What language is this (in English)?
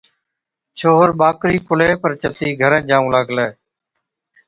Od